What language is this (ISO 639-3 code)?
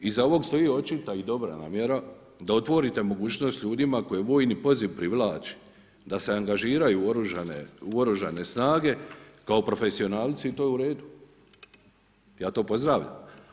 hrv